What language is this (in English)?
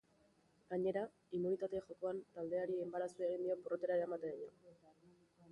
Basque